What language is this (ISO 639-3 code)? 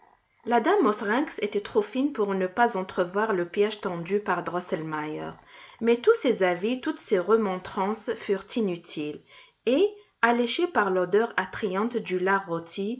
fra